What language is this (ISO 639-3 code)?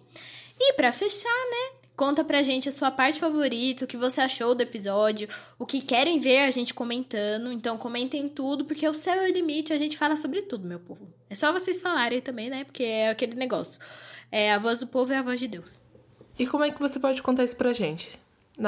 por